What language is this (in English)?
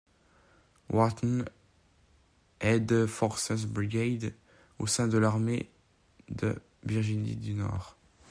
French